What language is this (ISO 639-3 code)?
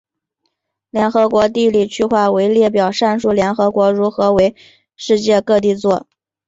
zho